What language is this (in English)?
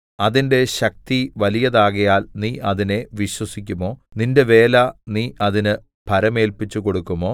Malayalam